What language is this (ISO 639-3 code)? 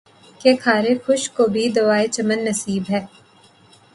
urd